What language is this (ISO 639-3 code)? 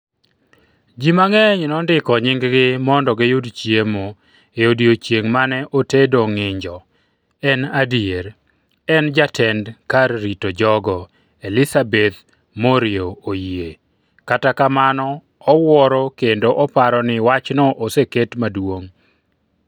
luo